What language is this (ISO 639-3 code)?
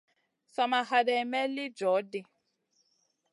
mcn